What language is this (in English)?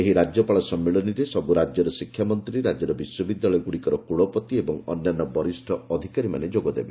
Odia